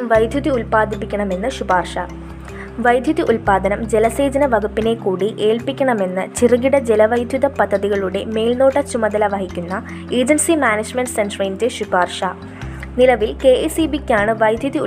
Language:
Malayalam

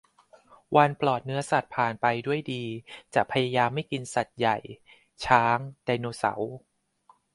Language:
Thai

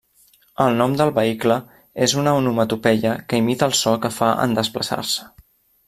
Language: Catalan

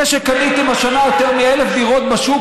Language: Hebrew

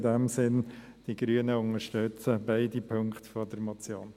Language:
Swiss German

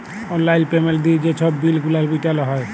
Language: Bangla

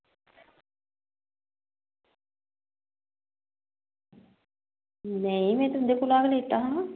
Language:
Dogri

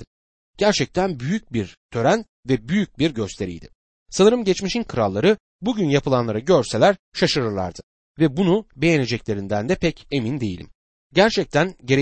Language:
Turkish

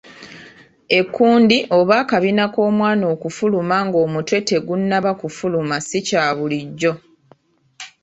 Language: Ganda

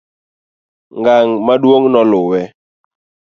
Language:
Luo (Kenya and Tanzania)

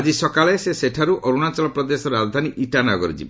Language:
Odia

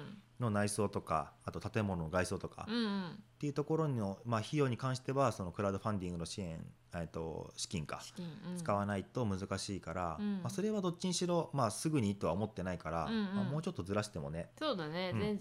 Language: Japanese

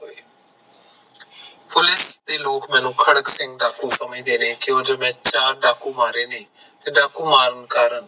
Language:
Punjabi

